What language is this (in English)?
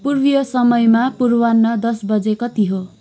Nepali